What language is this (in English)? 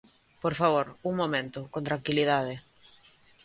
Galician